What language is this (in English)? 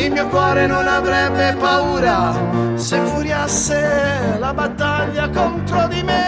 Slovak